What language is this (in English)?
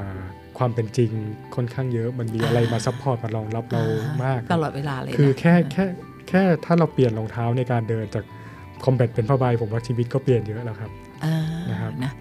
Thai